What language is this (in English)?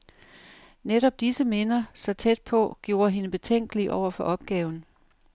Danish